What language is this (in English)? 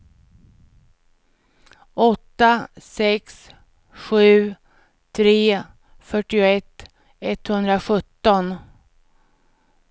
Swedish